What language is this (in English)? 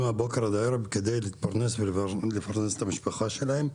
Hebrew